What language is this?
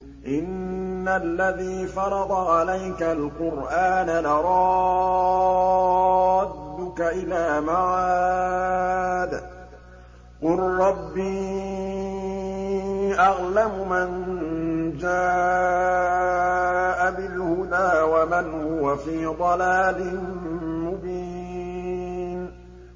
Arabic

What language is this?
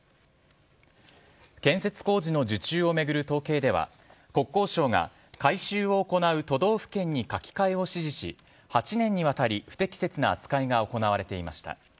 Japanese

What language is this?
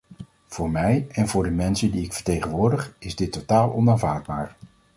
Dutch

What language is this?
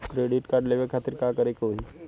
Bhojpuri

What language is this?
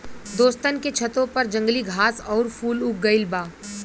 Bhojpuri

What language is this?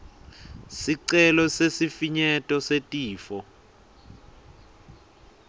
Swati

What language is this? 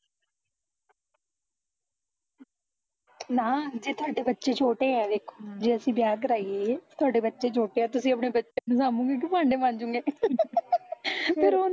Punjabi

